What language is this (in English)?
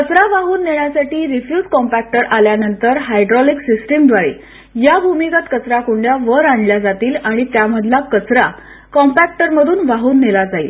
Marathi